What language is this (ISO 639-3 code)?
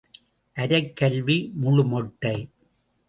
tam